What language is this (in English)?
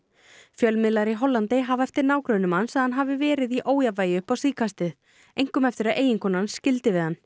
Icelandic